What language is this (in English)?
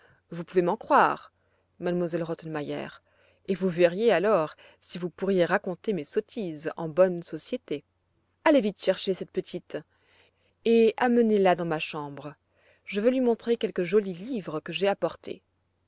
French